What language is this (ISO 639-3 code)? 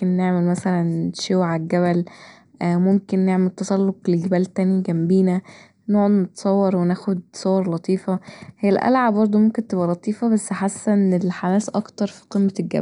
arz